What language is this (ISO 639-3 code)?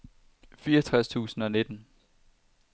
dan